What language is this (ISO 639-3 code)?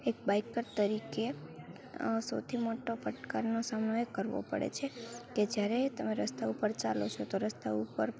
guj